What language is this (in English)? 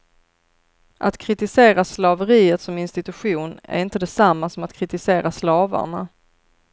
Swedish